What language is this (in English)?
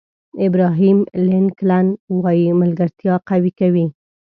Pashto